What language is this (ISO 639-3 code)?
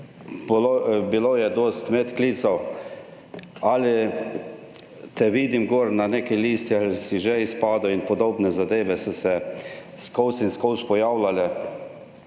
slv